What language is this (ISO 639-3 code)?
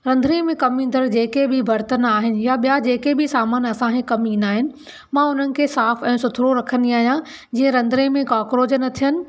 snd